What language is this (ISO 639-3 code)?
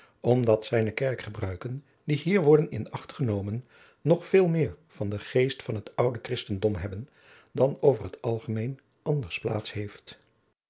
nld